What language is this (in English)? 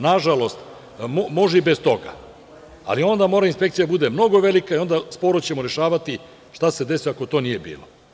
Serbian